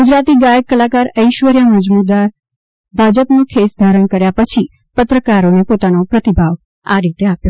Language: Gujarati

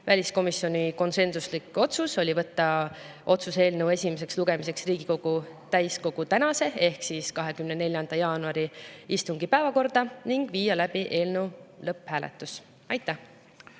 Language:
Estonian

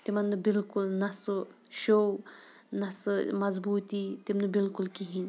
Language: Kashmiri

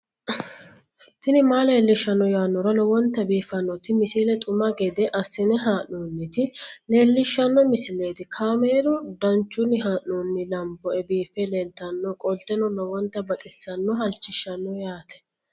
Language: Sidamo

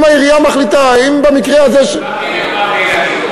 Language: Hebrew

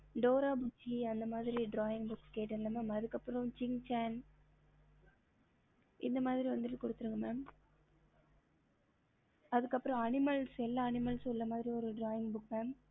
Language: Tamil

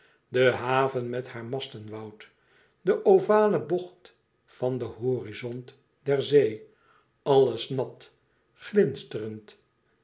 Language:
Dutch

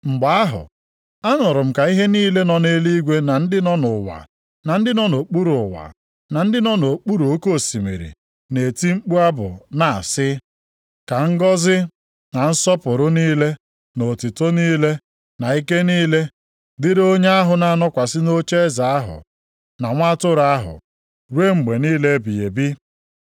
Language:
Igbo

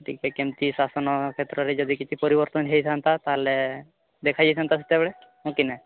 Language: Odia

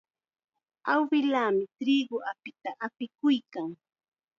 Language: Chiquián Ancash Quechua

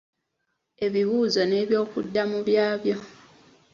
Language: Ganda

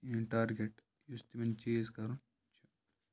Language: Kashmiri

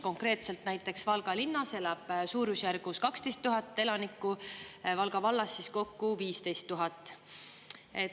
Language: Estonian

